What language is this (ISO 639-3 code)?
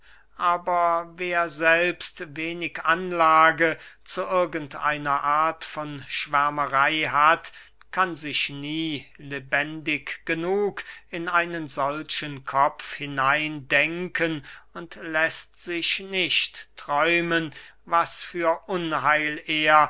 deu